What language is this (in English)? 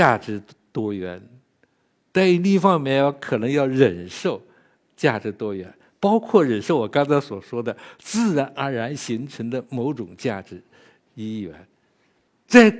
Chinese